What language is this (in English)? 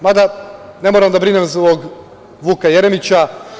Serbian